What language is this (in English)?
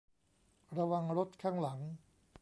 Thai